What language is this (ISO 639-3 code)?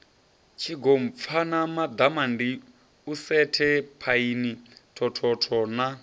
ven